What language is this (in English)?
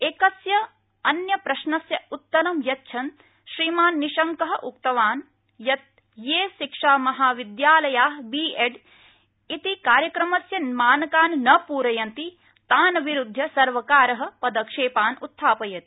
Sanskrit